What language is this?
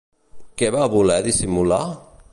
Catalan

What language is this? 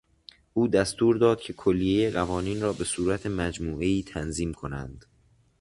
Persian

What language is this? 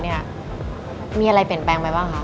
Thai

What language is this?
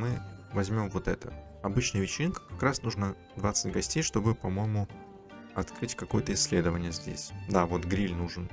Russian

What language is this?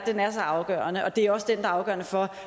Danish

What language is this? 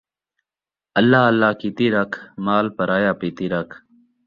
Saraiki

